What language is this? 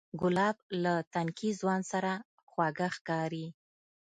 Pashto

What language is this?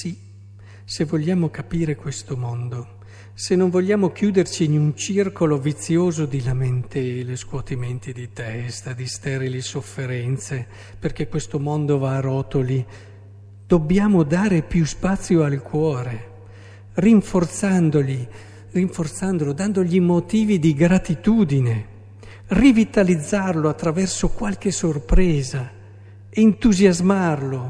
Italian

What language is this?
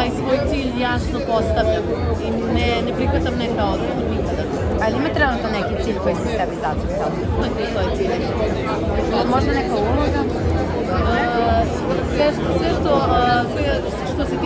Romanian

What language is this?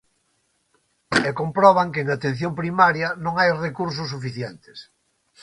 Galician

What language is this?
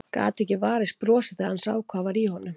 Icelandic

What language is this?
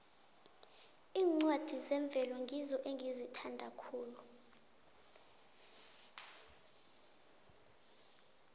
South Ndebele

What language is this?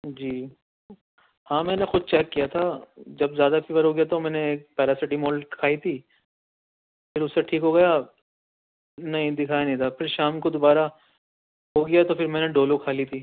Urdu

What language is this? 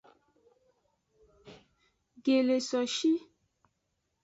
Aja (Benin)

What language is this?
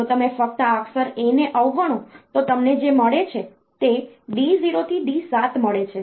Gujarati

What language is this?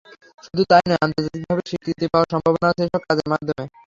Bangla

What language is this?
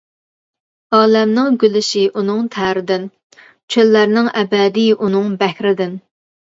Uyghur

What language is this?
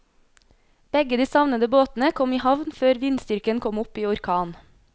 Norwegian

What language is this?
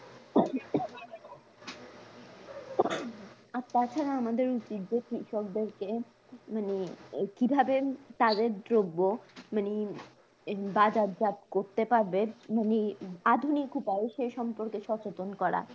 Bangla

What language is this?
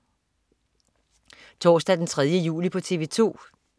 Danish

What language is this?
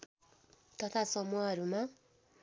Nepali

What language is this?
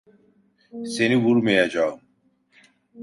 Turkish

